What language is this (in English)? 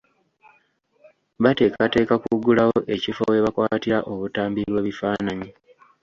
Ganda